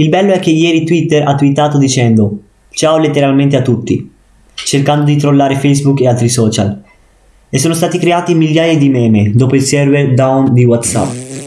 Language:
Italian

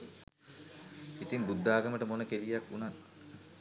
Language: Sinhala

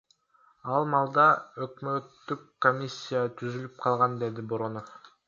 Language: Kyrgyz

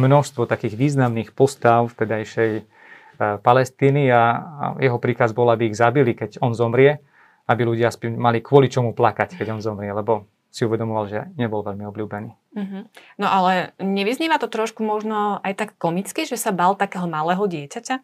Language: Slovak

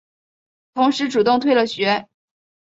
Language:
Chinese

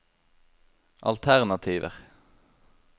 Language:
Norwegian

